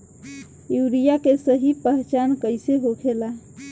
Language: Bhojpuri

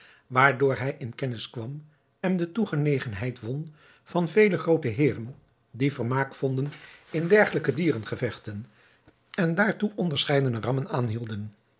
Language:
Dutch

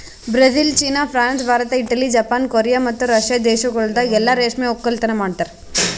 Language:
Kannada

